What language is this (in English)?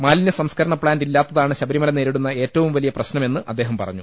Malayalam